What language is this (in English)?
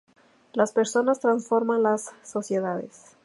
Spanish